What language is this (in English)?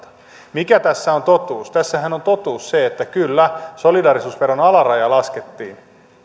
Finnish